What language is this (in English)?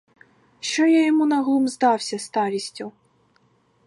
Ukrainian